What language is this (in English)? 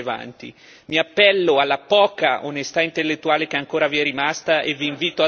Italian